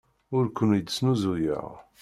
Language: Kabyle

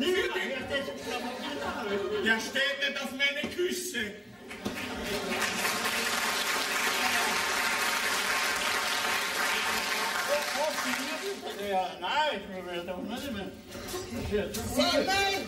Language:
German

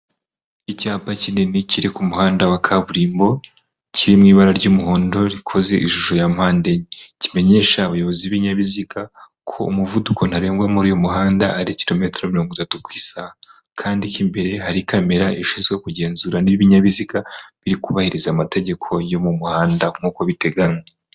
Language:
Kinyarwanda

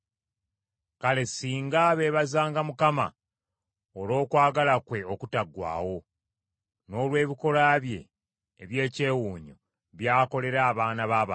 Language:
Ganda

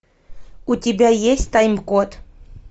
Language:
Russian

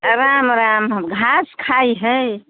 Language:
Maithili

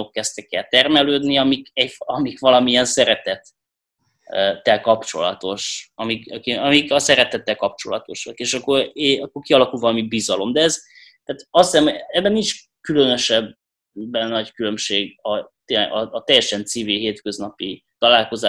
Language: Hungarian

